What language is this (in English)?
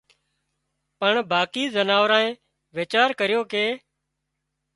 Wadiyara Koli